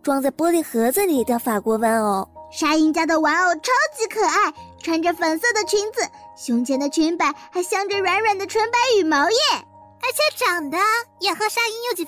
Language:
Chinese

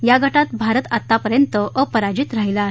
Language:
Marathi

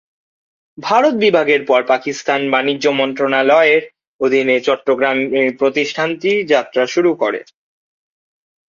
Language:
Bangla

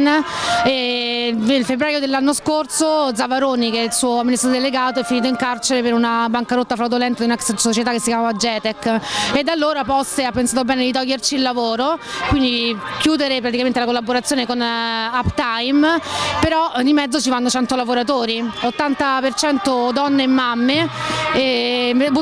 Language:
Italian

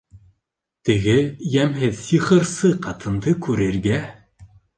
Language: Bashkir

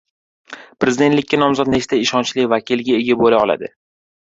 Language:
Uzbek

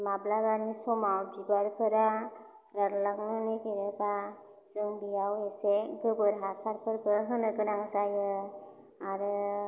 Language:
Bodo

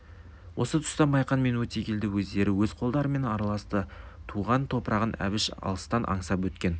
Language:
Kazakh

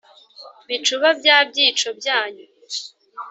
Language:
Kinyarwanda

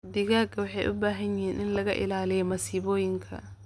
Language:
Somali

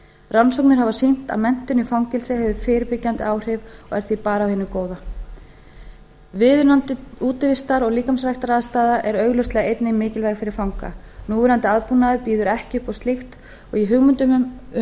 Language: Icelandic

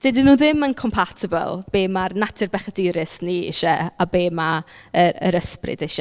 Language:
Welsh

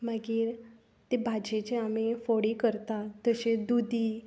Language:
Konkani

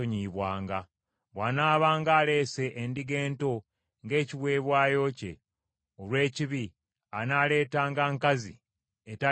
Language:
Ganda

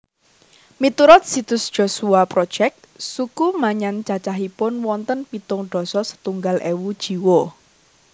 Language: Javanese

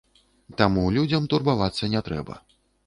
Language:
Belarusian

